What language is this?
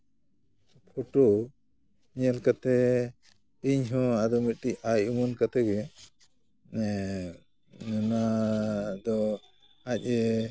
Santali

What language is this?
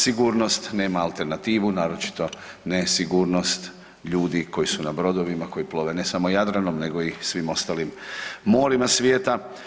Croatian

